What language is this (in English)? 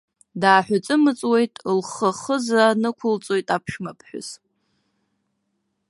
Abkhazian